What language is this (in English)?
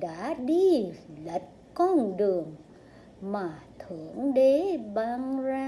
Vietnamese